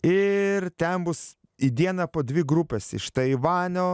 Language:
Lithuanian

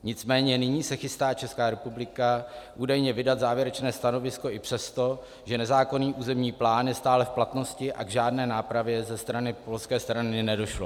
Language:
Czech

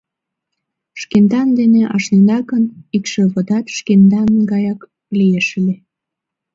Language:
Mari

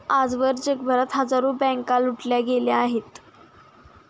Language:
Marathi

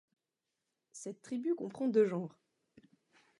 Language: French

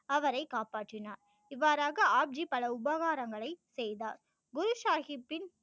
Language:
Tamil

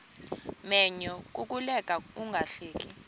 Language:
Xhosa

